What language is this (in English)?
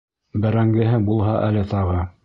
Bashkir